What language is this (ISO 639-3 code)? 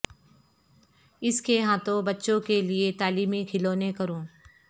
urd